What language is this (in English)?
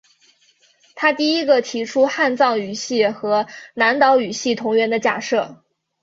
Chinese